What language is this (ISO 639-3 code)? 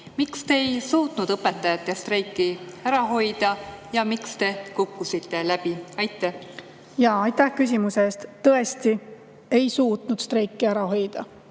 est